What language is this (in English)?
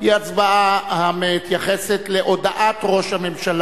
Hebrew